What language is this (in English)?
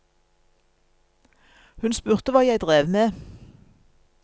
Norwegian